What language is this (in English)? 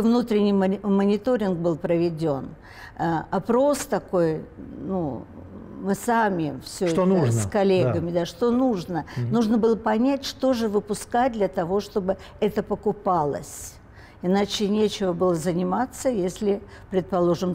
Russian